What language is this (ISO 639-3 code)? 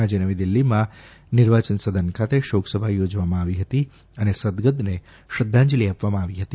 guj